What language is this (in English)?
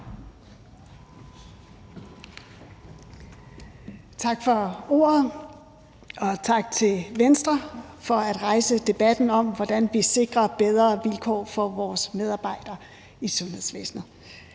Danish